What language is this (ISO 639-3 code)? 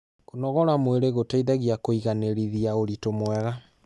kik